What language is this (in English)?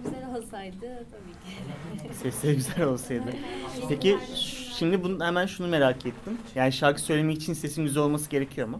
Turkish